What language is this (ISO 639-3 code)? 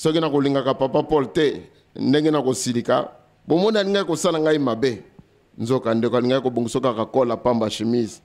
fra